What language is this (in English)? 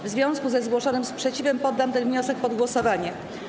Polish